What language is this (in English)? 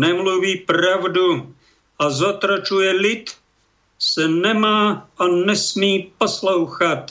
Slovak